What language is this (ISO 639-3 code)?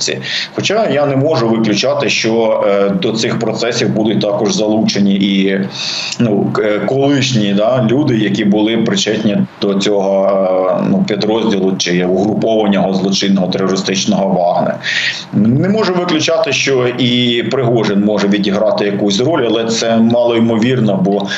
ukr